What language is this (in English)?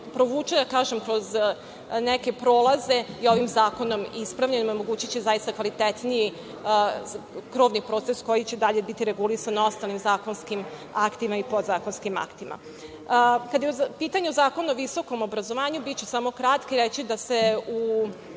Serbian